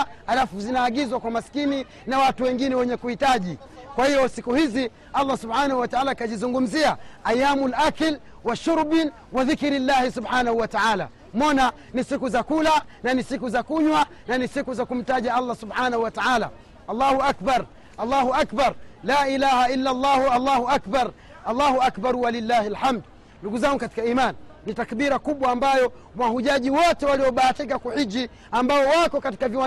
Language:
Swahili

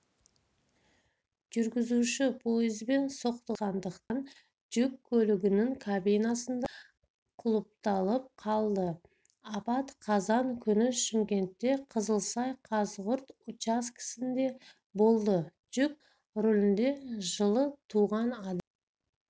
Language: Kazakh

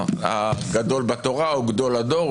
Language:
Hebrew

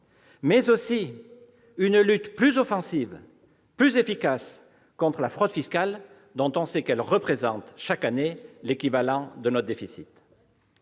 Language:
French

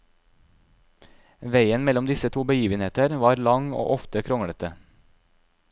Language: Norwegian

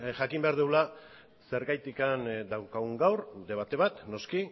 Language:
Basque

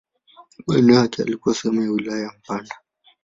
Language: Swahili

